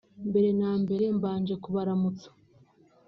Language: Kinyarwanda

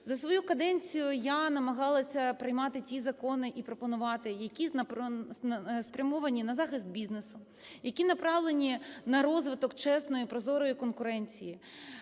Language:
Ukrainian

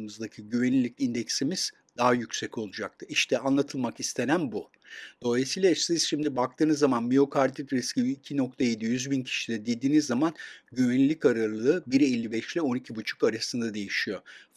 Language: Turkish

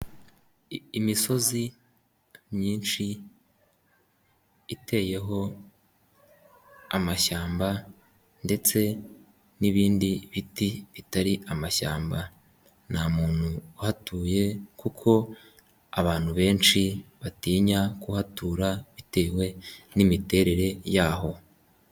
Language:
Kinyarwanda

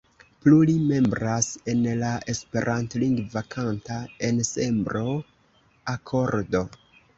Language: Esperanto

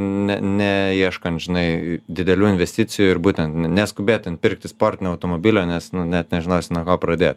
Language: Lithuanian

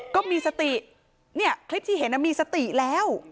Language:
Thai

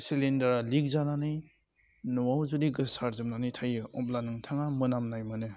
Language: Bodo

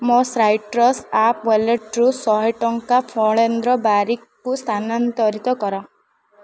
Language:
Odia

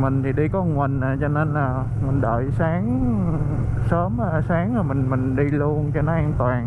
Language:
Vietnamese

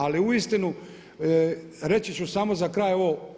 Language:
Croatian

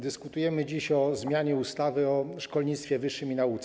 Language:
Polish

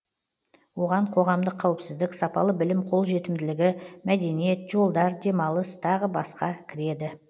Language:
Kazakh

